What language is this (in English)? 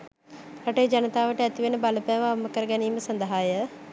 Sinhala